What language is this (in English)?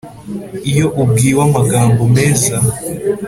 Kinyarwanda